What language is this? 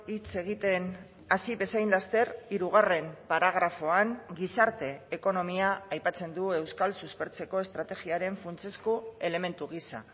Basque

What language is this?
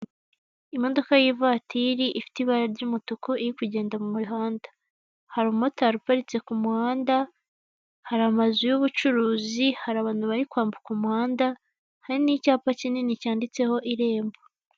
Kinyarwanda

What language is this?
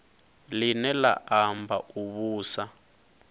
Venda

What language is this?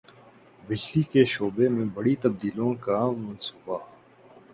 Urdu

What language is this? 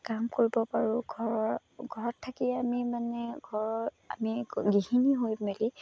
Assamese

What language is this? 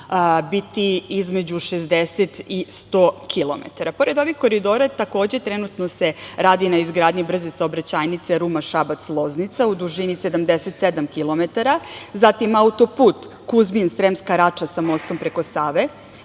Serbian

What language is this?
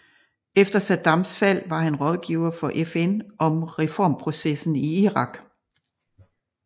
Danish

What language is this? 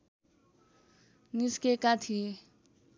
Nepali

